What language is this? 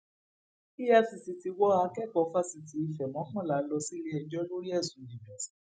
Yoruba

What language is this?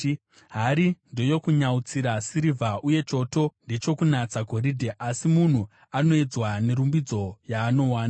Shona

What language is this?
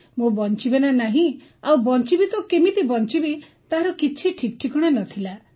Odia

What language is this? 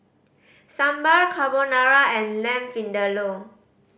English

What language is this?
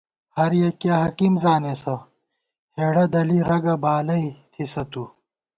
Gawar-Bati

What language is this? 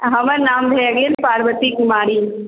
Maithili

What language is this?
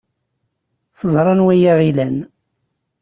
Kabyle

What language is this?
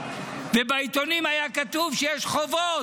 Hebrew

